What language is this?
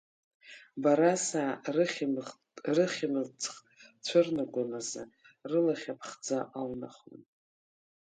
Abkhazian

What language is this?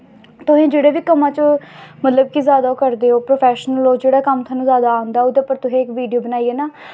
Dogri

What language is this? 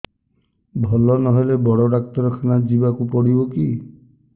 Odia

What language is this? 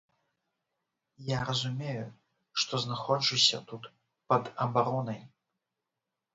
Belarusian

